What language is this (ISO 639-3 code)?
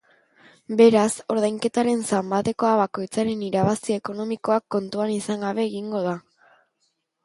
eus